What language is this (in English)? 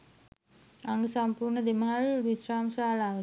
Sinhala